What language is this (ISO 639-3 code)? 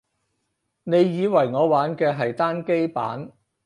yue